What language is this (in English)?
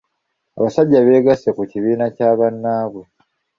Ganda